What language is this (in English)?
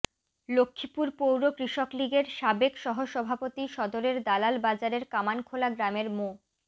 Bangla